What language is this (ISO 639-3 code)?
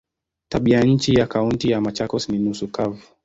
swa